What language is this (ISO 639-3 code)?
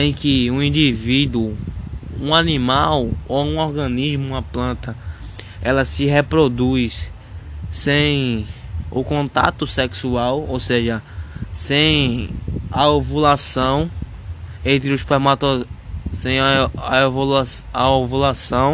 por